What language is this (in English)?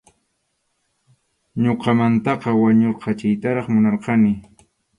Arequipa-La Unión Quechua